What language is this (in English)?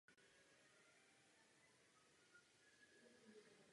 Czech